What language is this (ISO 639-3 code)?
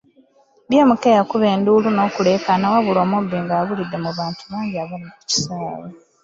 lug